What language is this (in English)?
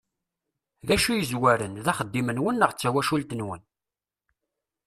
Kabyle